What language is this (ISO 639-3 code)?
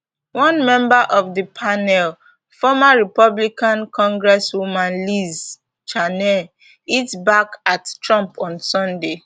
pcm